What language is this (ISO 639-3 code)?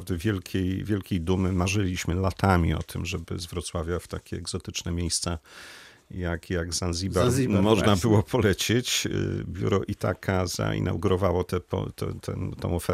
pol